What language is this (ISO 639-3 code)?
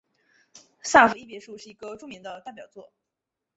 zho